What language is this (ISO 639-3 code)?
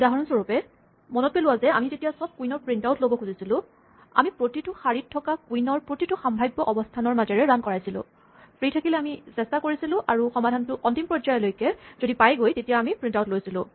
asm